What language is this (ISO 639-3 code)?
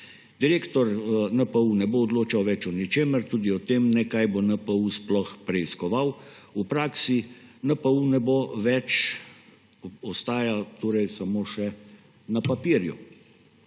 slv